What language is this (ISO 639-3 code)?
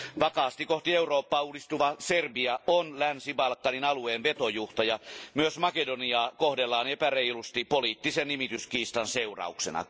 fin